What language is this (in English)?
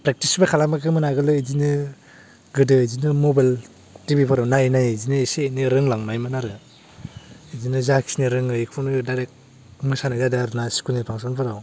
Bodo